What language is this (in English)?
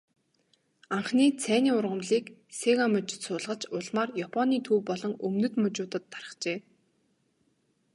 Mongolian